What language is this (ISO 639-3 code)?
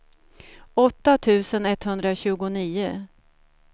swe